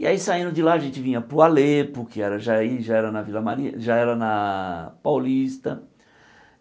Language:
Portuguese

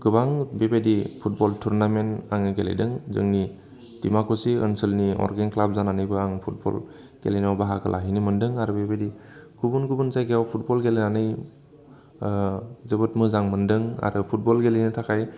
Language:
Bodo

